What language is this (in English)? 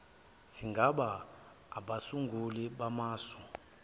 Zulu